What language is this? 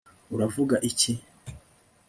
Kinyarwanda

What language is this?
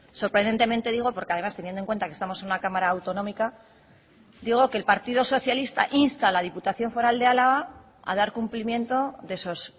Spanish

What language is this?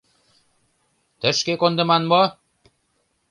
Mari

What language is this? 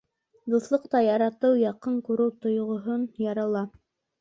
Bashkir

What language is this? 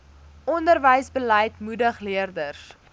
Afrikaans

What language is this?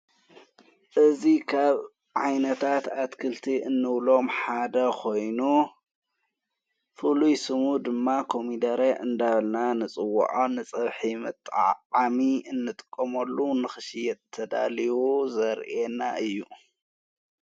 Tigrinya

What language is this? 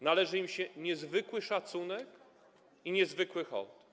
Polish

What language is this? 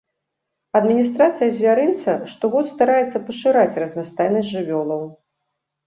Belarusian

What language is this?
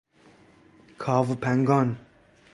Persian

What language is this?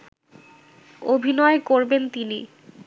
Bangla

